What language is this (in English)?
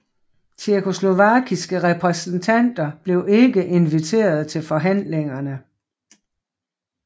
Danish